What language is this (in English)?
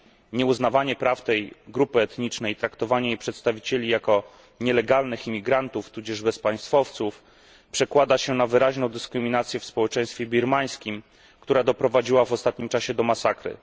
Polish